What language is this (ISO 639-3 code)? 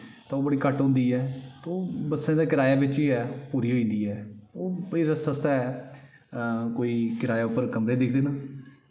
doi